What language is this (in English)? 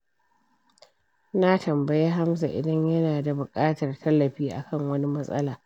Hausa